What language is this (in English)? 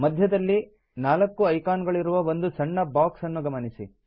Kannada